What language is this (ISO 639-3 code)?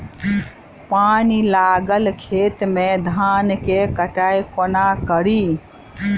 mai